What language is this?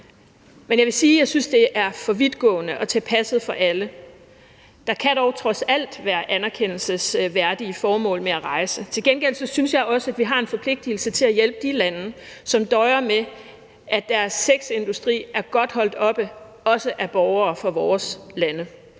Danish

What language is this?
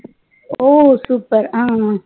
Tamil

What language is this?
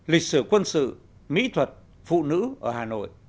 Vietnamese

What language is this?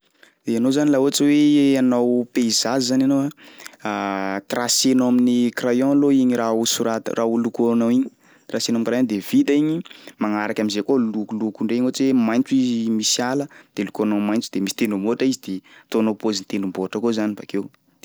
Sakalava Malagasy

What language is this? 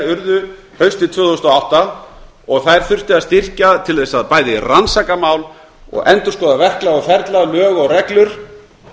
Icelandic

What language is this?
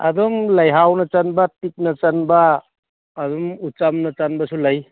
Manipuri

